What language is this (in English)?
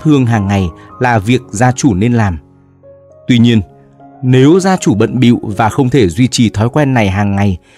Vietnamese